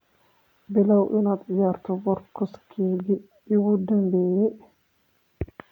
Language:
Somali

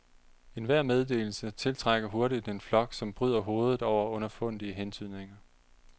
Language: Danish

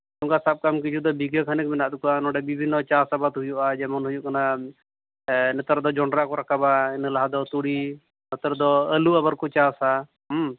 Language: Santali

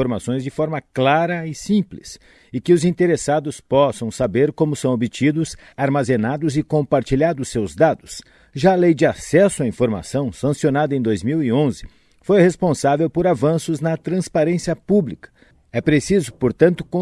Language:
Portuguese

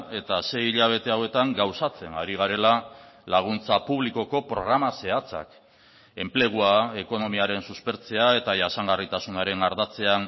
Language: Basque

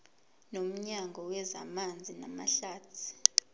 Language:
Zulu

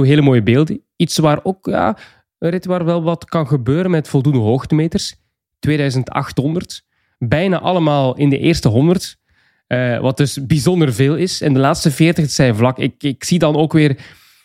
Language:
Dutch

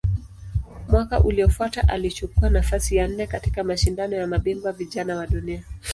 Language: Swahili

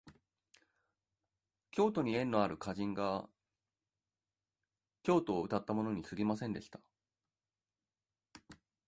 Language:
Japanese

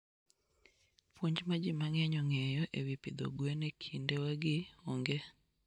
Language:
Luo (Kenya and Tanzania)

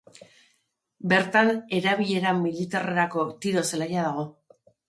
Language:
Basque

